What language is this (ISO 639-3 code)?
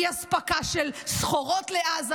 heb